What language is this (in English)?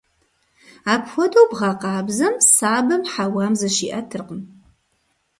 Kabardian